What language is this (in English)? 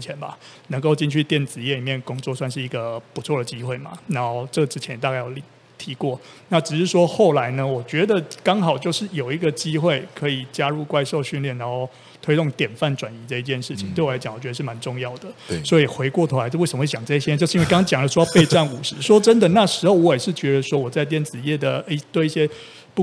Chinese